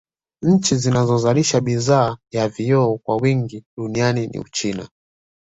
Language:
Swahili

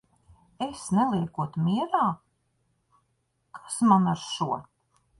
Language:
Latvian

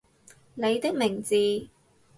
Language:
Cantonese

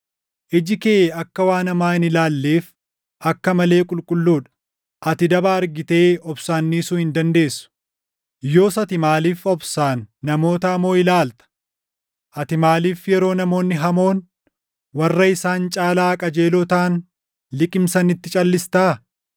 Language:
Oromo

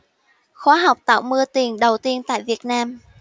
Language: Vietnamese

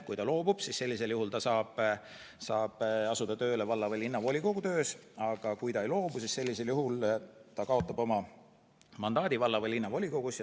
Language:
Estonian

